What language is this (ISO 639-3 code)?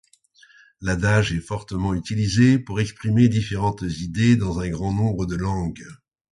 fra